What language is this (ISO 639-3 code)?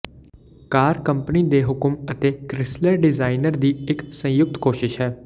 pan